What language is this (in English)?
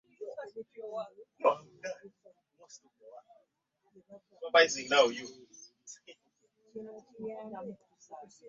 Ganda